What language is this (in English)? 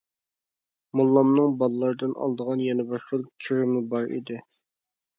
Uyghur